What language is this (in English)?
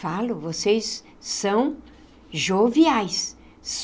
Portuguese